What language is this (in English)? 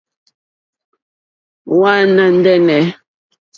Mokpwe